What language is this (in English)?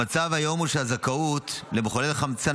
Hebrew